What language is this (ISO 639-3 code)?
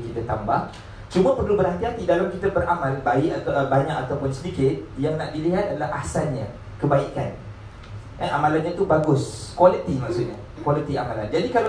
msa